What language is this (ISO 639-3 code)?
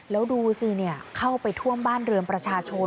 tha